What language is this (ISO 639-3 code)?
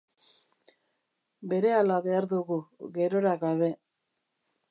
eus